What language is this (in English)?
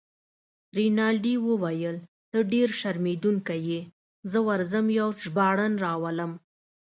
Pashto